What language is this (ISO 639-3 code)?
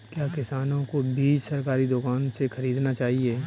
hin